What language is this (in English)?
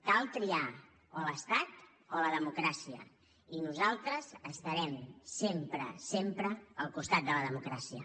Catalan